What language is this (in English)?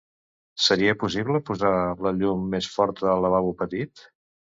Catalan